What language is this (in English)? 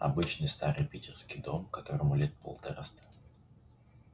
Russian